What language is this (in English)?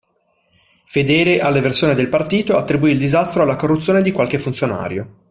Italian